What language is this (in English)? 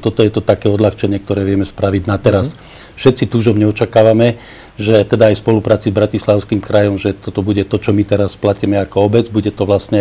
Slovak